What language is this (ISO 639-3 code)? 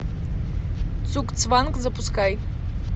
rus